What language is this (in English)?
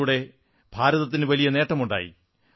Malayalam